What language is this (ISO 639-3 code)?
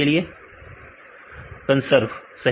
hin